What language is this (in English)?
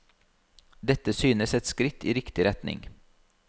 Norwegian